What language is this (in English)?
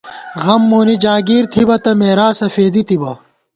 Gawar-Bati